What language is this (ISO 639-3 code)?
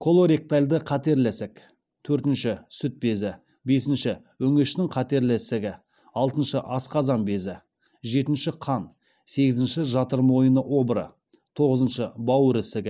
kaz